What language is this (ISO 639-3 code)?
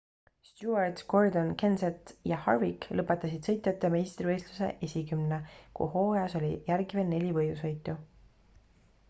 est